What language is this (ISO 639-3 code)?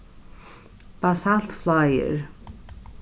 fao